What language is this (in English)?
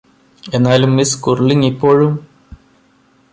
Malayalam